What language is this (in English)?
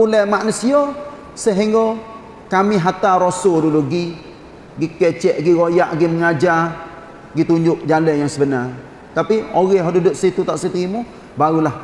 Malay